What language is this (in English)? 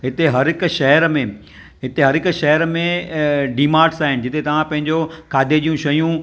Sindhi